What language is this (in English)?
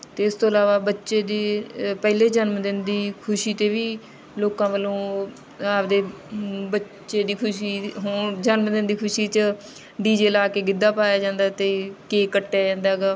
Punjabi